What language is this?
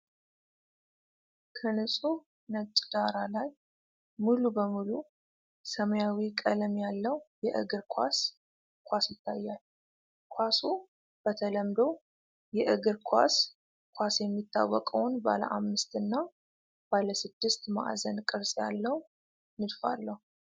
Amharic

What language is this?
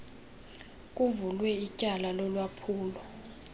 Xhosa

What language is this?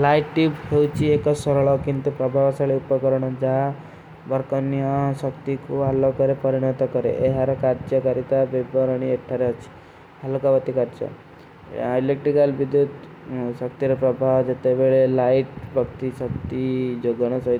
Kui (India)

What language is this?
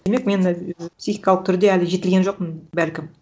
Kazakh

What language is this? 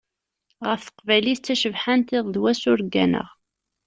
Kabyle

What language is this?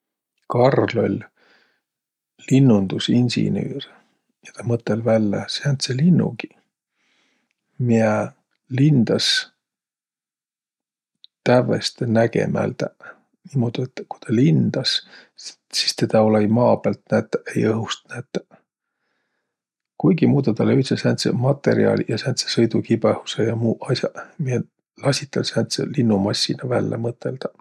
Võro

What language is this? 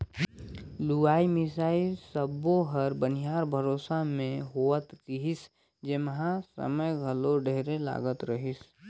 Chhattisgarhi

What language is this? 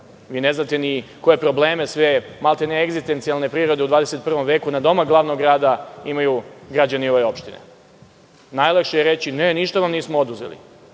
Serbian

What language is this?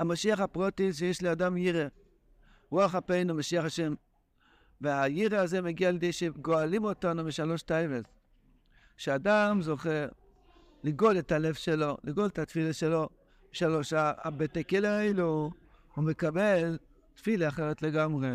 Hebrew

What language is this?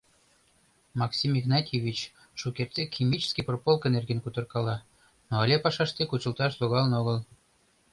Mari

